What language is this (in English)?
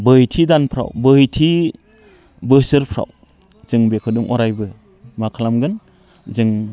Bodo